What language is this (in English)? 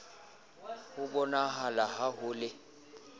Southern Sotho